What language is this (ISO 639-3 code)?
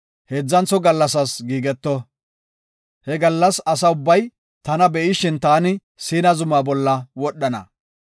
gof